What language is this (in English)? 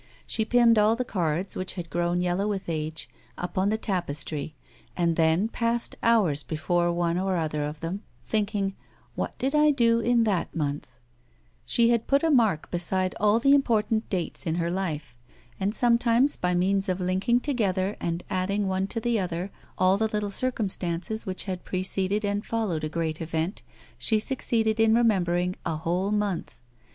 English